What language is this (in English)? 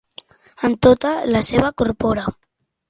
Catalan